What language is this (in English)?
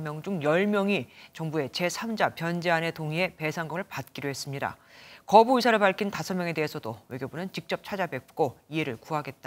Korean